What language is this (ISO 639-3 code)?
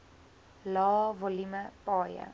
afr